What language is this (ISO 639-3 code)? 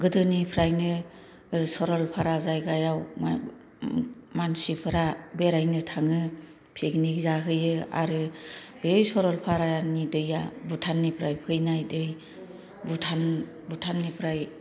brx